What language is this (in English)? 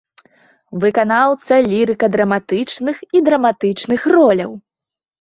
Belarusian